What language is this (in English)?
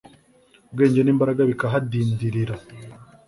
Kinyarwanda